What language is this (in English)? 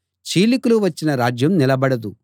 Telugu